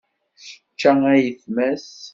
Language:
Kabyle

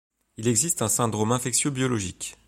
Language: French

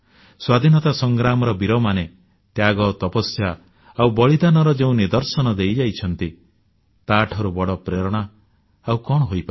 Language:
Odia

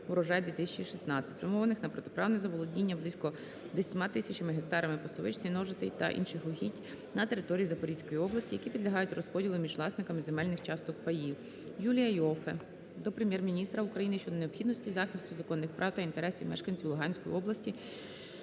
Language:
Ukrainian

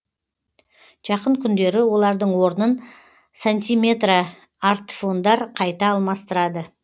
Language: Kazakh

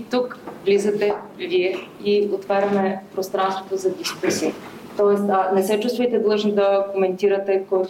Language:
Bulgarian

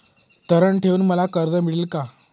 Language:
Marathi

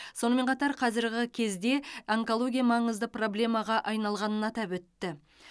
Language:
Kazakh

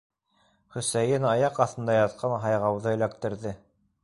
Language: Bashkir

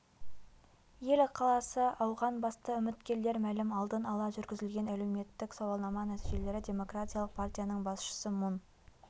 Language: Kazakh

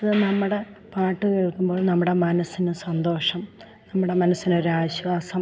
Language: Malayalam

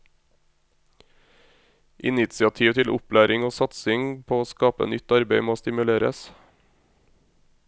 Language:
Norwegian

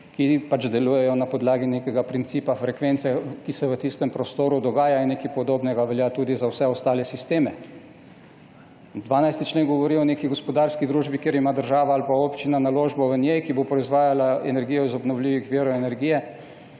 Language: Slovenian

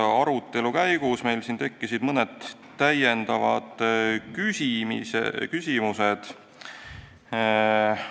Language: Estonian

